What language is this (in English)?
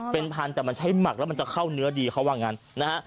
Thai